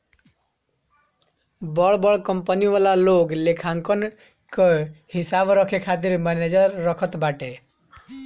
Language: Bhojpuri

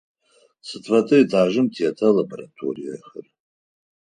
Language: Adyghe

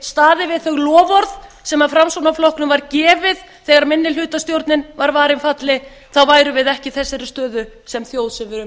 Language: Icelandic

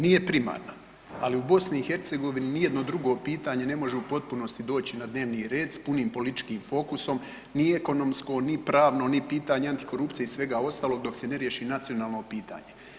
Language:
Croatian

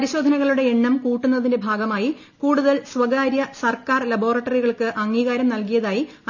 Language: Malayalam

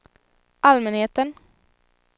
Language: Swedish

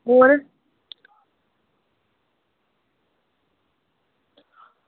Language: Dogri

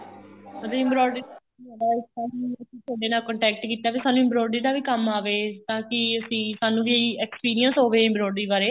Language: Punjabi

